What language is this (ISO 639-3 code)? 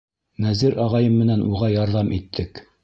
bak